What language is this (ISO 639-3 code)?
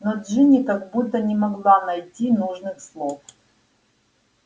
rus